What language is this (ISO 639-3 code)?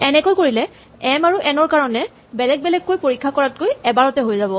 asm